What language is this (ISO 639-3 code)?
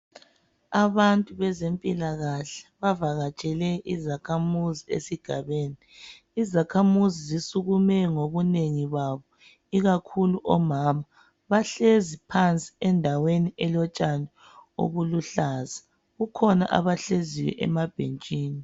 nde